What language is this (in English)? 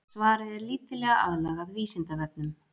Icelandic